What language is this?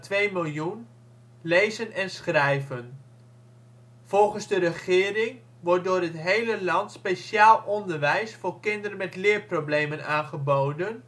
Dutch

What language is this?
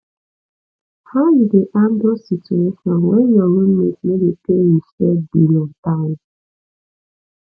Nigerian Pidgin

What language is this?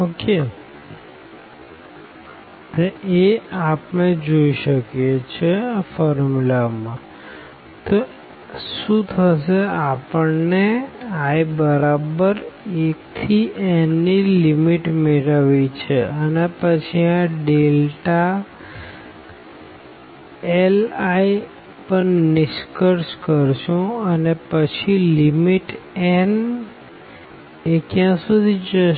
Gujarati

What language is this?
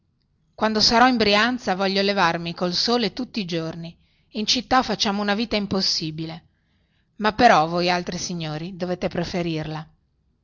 Italian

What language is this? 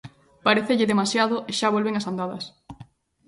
Galician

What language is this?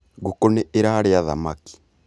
Kikuyu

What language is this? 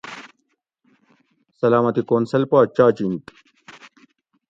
Gawri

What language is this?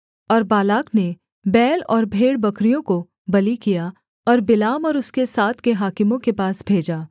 Hindi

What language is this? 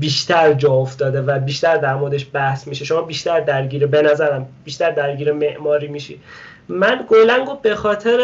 Persian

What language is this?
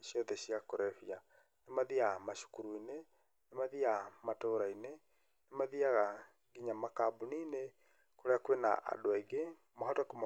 Kikuyu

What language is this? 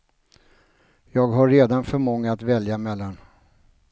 Swedish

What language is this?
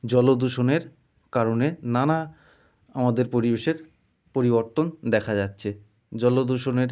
Bangla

